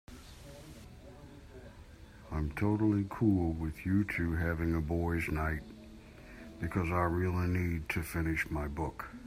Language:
English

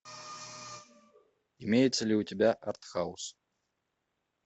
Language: Russian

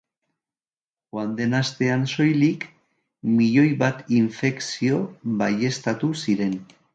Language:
Basque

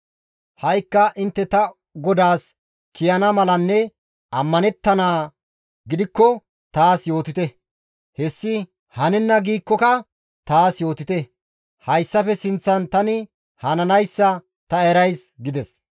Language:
Gamo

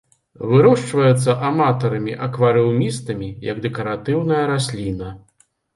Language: Belarusian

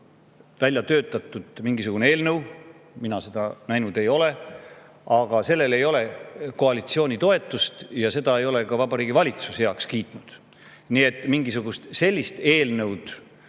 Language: Estonian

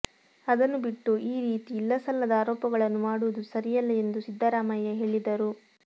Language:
Kannada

